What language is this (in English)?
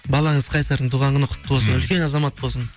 Kazakh